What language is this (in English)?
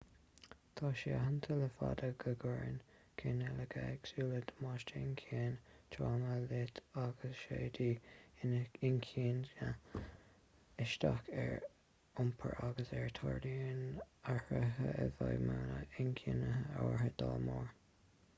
Irish